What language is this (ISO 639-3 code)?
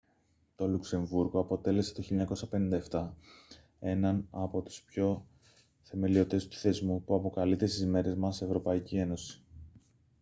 ell